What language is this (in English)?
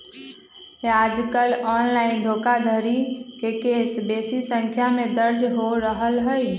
Magahi